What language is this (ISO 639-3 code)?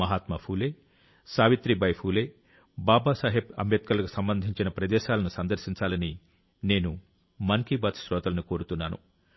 tel